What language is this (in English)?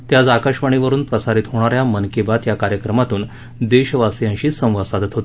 Marathi